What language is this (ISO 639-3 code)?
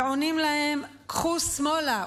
heb